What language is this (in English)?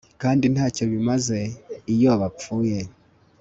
Kinyarwanda